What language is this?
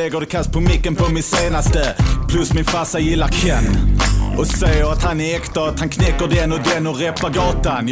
Swedish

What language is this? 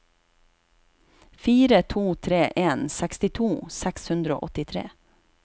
Norwegian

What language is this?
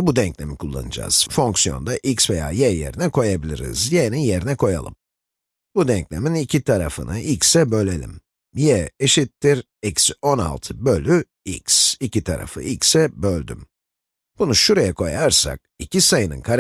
Turkish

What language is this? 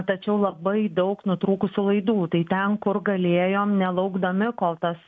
Lithuanian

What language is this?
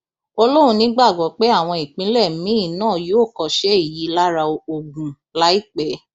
Yoruba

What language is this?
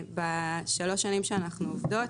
Hebrew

